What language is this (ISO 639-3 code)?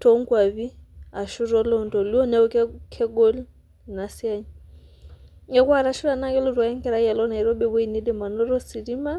mas